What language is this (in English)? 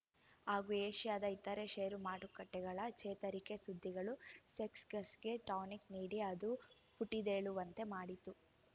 Kannada